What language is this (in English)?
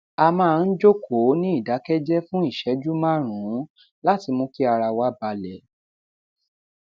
Yoruba